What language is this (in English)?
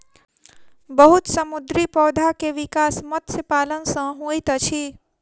Maithili